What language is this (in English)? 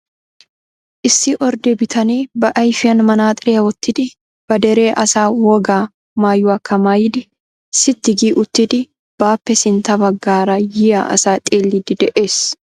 Wolaytta